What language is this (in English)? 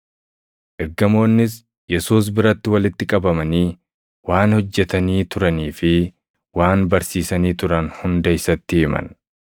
Oromo